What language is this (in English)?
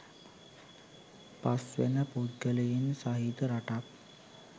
Sinhala